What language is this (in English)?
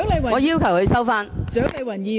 Cantonese